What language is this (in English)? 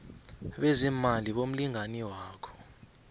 South Ndebele